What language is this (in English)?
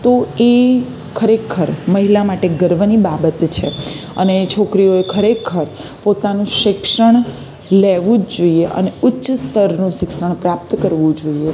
Gujarati